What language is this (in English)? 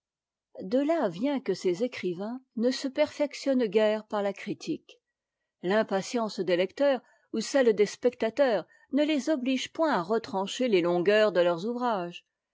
French